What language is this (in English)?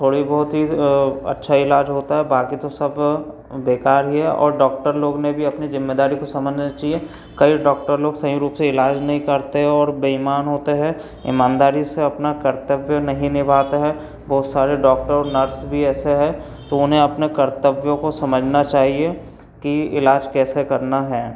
Hindi